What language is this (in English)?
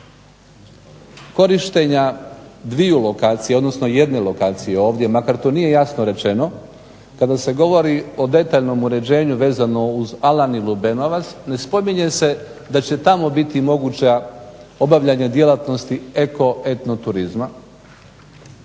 Croatian